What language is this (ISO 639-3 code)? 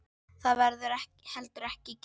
isl